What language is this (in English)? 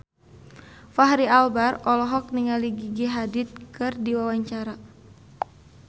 Sundanese